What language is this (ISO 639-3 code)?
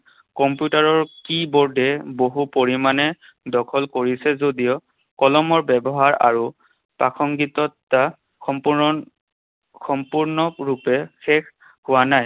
asm